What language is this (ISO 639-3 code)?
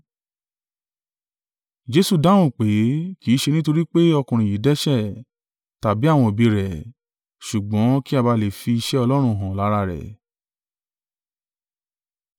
yor